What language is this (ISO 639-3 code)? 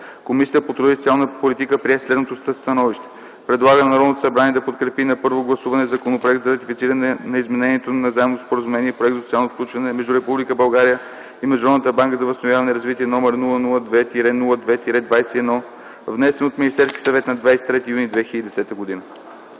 bul